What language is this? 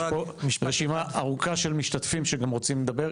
Hebrew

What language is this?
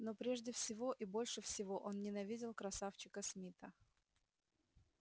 Russian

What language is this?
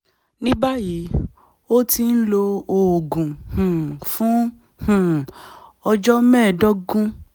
Yoruba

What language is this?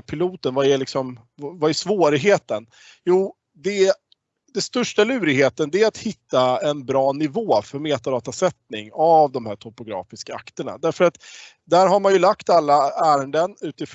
Swedish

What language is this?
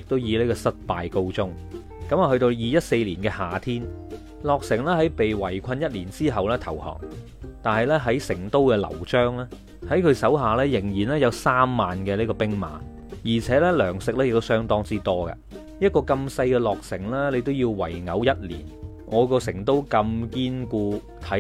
Chinese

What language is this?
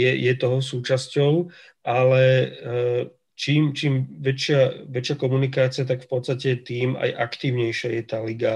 Slovak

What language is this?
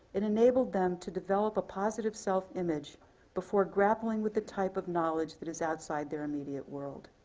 English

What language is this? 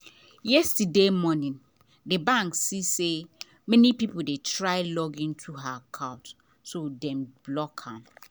Nigerian Pidgin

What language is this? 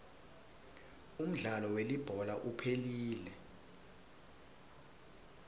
Swati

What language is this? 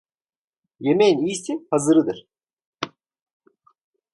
Turkish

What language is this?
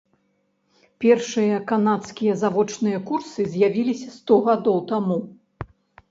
Belarusian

